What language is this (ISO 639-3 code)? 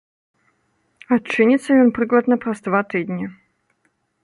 bel